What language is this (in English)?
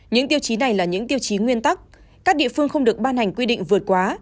Vietnamese